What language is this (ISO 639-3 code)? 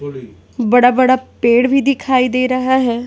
hin